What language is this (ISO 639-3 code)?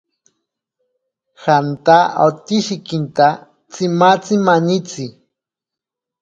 prq